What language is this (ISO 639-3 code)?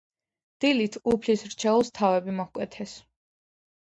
kat